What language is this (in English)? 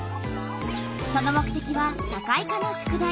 Japanese